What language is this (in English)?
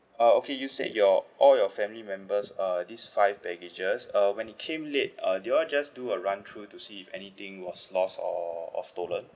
English